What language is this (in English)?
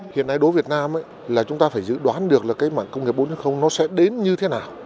Vietnamese